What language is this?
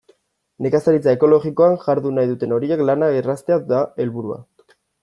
Basque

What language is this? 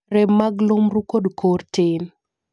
Luo (Kenya and Tanzania)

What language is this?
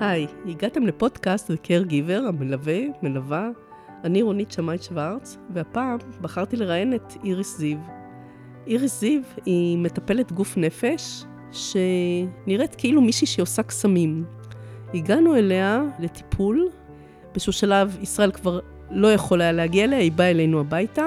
Hebrew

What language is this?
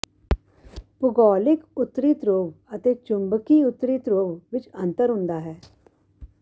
Punjabi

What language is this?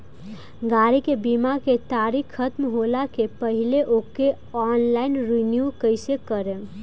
Bhojpuri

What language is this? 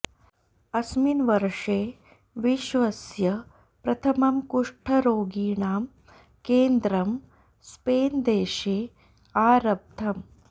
Sanskrit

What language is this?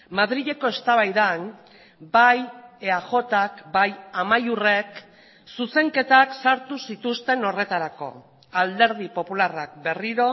Basque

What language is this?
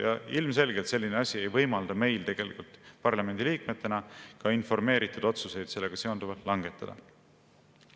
Estonian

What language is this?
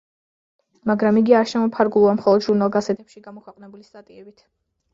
Georgian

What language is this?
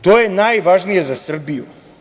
Serbian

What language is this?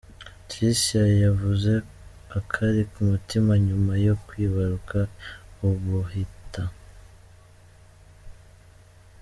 Kinyarwanda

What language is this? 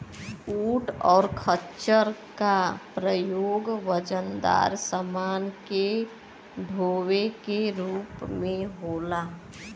Bhojpuri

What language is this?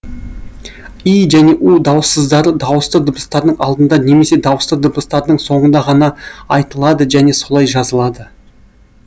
Kazakh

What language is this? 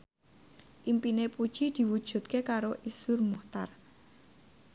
Javanese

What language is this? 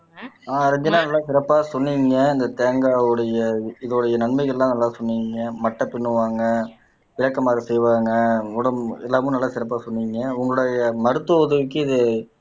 Tamil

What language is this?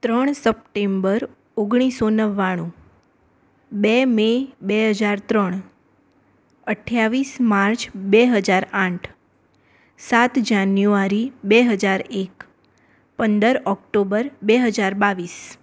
Gujarati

